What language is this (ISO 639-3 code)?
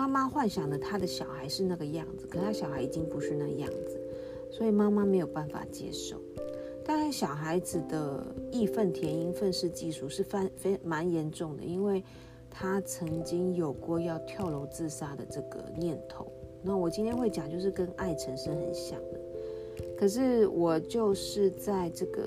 zho